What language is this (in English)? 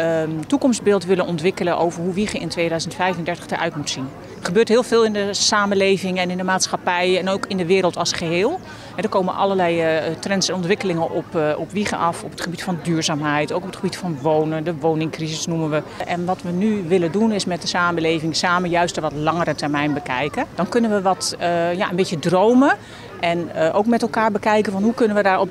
Dutch